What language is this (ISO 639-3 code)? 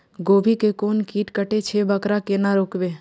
mai